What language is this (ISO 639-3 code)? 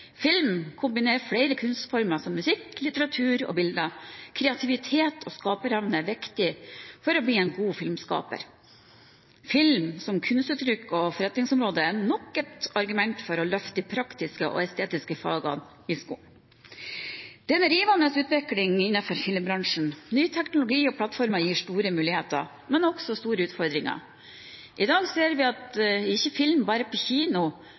nob